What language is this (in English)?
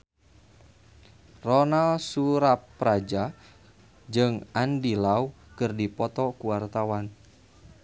Sundanese